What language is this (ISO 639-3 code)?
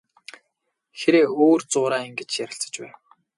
mon